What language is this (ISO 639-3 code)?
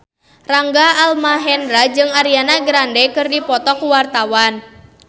sun